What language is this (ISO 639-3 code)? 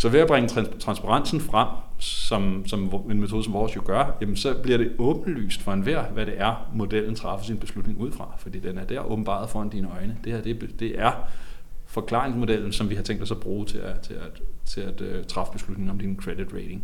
dan